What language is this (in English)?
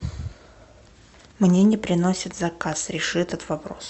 Russian